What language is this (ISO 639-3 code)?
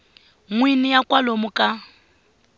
tso